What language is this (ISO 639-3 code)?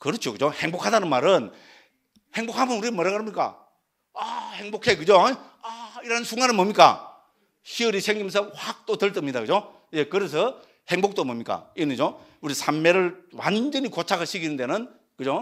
kor